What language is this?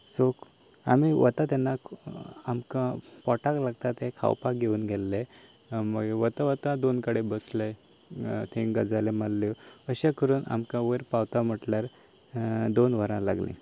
Konkani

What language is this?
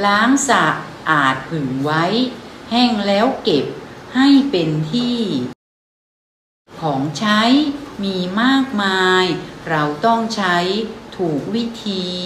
Thai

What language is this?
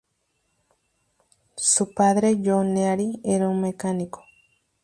Spanish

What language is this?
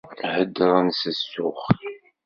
Kabyle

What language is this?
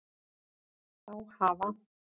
Icelandic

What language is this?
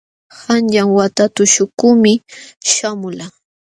Jauja Wanca Quechua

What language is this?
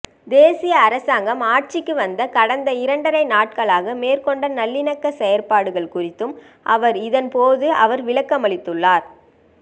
Tamil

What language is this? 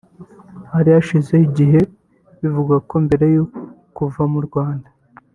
Kinyarwanda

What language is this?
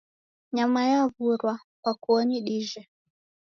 Taita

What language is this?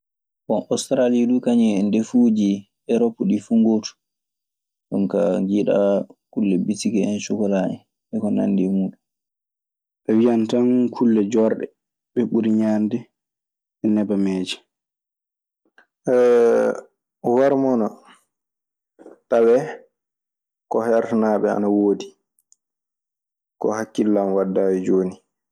Maasina Fulfulde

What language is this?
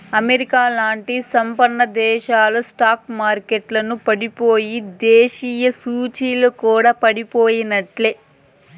Telugu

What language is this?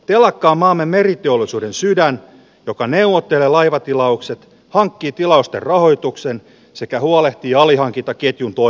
Finnish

